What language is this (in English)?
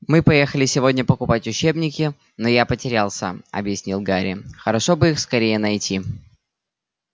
Russian